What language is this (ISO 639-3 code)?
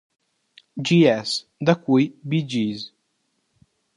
ita